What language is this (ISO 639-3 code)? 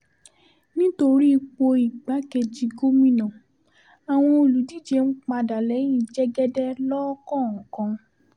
yor